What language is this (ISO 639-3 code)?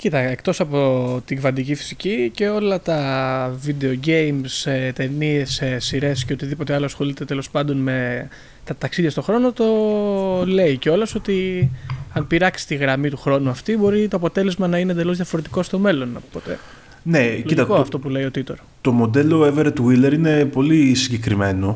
ell